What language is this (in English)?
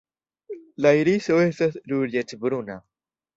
Esperanto